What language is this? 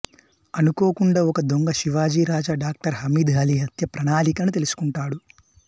Telugu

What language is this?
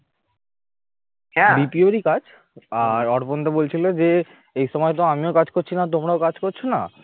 Bangla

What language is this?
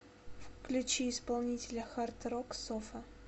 Russian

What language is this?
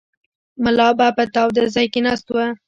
Pashto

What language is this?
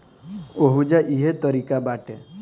Bhojpuri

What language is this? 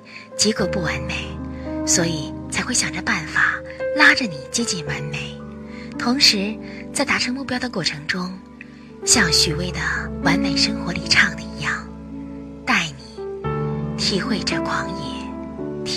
Chinese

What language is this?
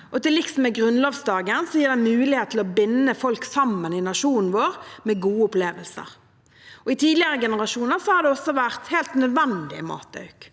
Norwegian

